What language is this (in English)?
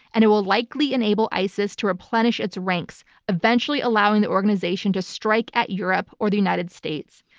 English